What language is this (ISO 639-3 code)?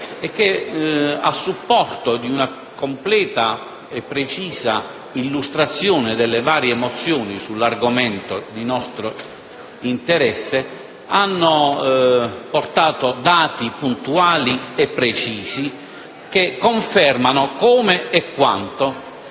ita